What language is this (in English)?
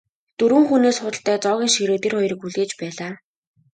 Mongolian